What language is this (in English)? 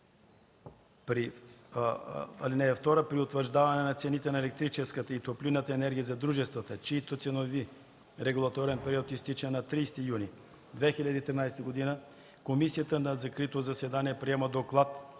Bulgarian